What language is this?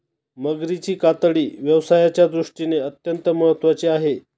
Marathi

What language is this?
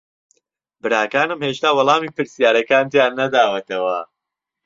Central Kurdish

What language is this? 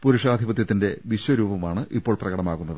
Malayalam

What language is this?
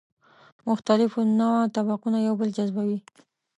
Pashto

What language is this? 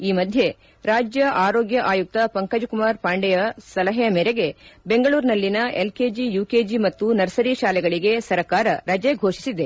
Kannada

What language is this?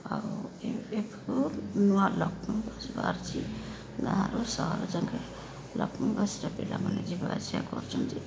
Odia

